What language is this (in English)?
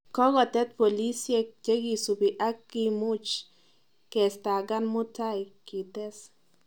Kalenjin